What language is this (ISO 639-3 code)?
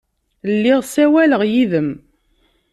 kab